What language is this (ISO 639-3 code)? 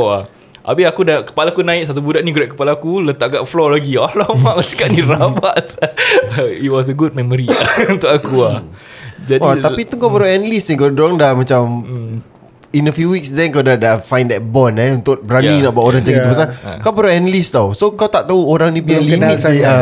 msa